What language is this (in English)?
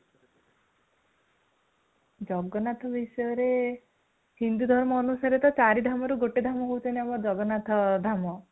Odia